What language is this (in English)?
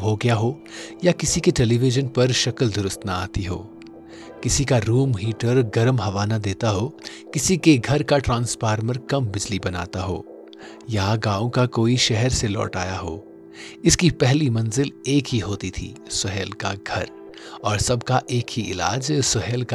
Urdu